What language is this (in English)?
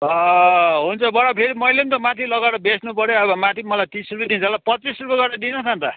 Nepali